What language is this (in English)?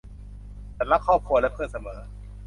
Thai